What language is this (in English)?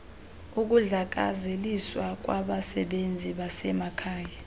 Xhosa